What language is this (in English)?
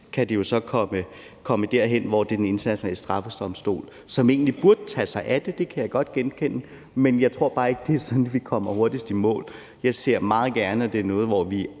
Danish